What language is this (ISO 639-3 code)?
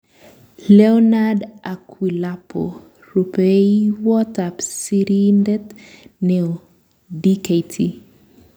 kln